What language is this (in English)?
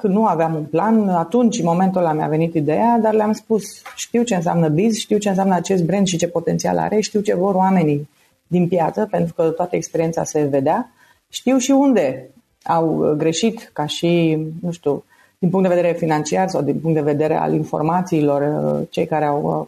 Romanian